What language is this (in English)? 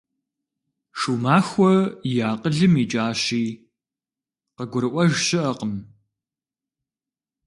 Kabardian